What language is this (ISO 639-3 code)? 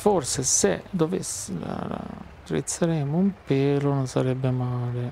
ita